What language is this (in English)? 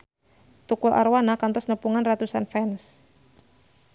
Sundanese